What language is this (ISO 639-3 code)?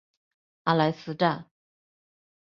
zho